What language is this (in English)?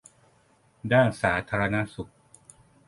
Thai